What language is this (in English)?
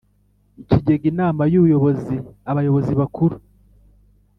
Kinyarwanda